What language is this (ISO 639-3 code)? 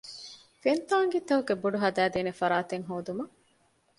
div